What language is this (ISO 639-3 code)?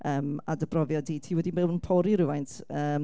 cym